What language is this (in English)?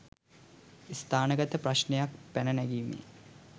Sinhala